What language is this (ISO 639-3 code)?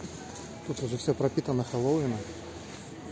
rus